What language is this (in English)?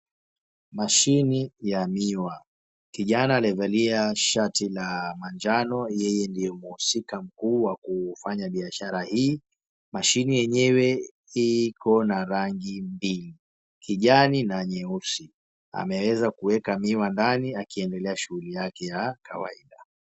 Swahili